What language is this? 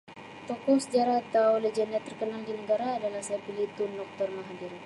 Sabah Malay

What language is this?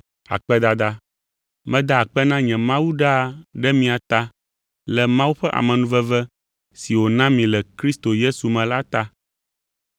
Ewe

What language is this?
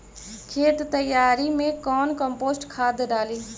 Magahi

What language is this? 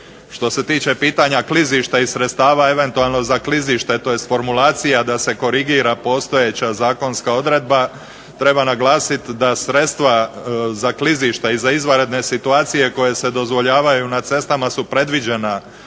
Croatian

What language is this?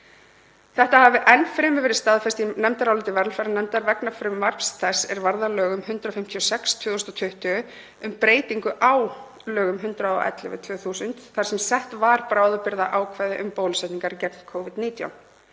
Icelandic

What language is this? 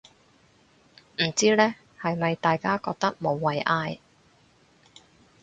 Cantonese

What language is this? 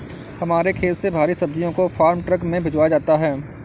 Hindi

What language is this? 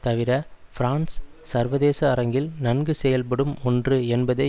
Tamil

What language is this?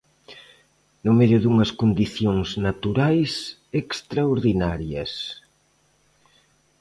Galician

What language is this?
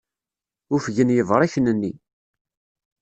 Kabyle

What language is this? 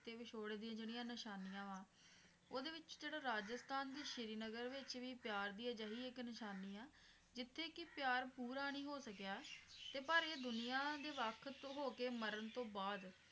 Punjabi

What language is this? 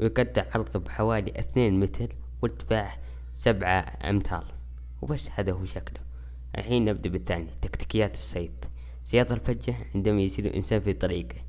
Arabic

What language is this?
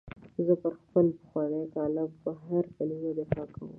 Pashto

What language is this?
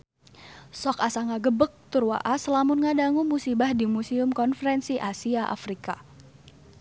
Sundanese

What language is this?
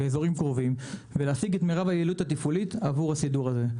Hebrew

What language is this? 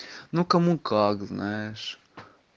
Russian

